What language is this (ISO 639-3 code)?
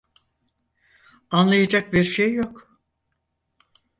tur